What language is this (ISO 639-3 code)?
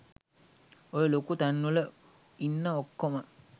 sin